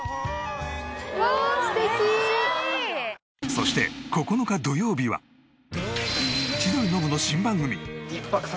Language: Japanese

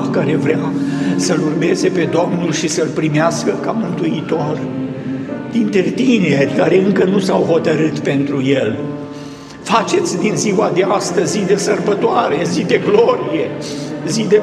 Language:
Romanian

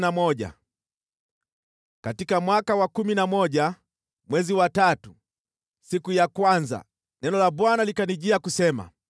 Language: Swahili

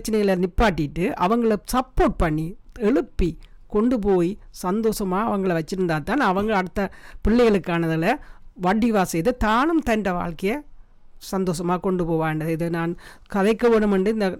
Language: Tamil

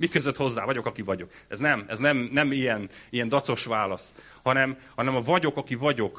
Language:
Hungarian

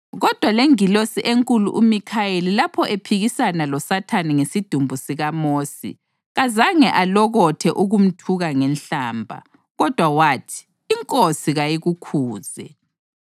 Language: North Ndebele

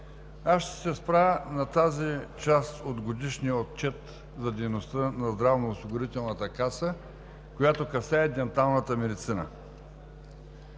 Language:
Bulgarian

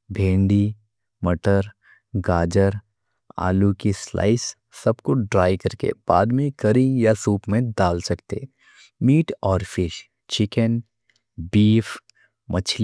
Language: Deccan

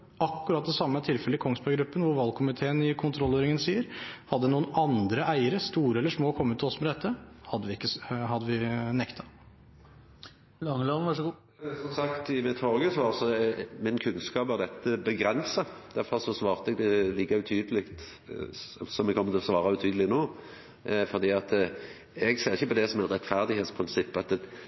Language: Norwegian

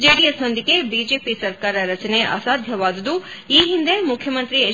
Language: Kannada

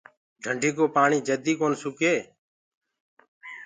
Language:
Gurgula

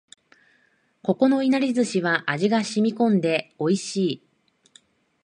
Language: Japanese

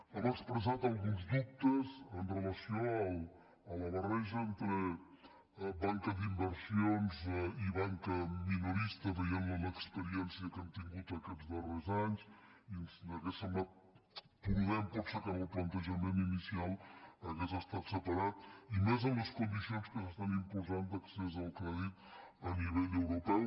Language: Catalan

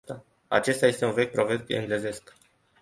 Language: Romanian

